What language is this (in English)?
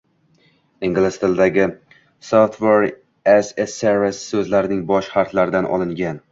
Uzbek